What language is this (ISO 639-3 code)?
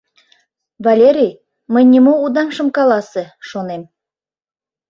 chm